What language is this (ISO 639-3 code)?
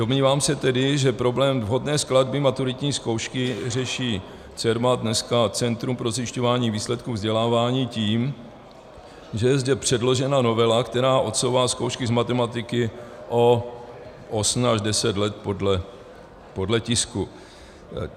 ces